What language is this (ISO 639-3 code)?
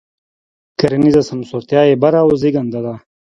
pus